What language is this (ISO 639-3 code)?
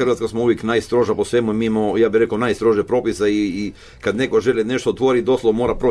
hrv